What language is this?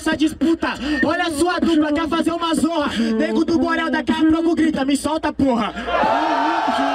Portuguese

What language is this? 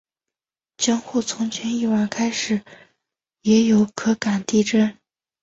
Chinese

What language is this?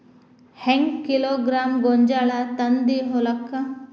Kannada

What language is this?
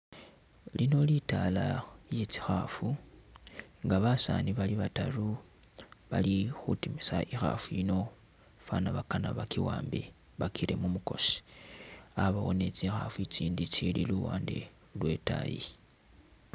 Masaaba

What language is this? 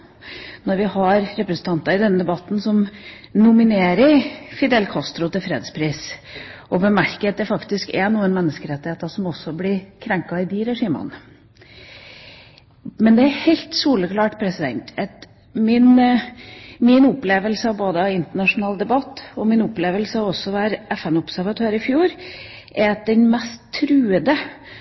Norwegian Bokmål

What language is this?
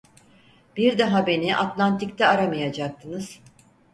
Turkish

